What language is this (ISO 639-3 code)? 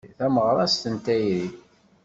kab